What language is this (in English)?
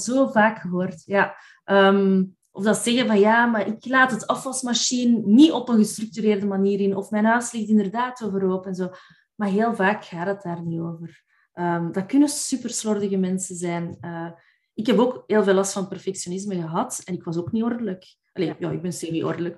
Dutch